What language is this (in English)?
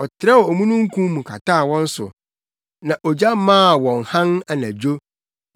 Akan